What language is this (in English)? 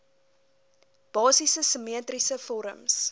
Afrikaans